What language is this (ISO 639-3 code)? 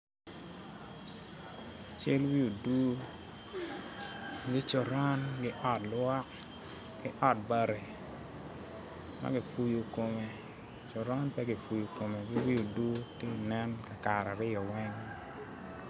ach